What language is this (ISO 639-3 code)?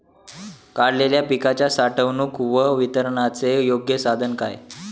mar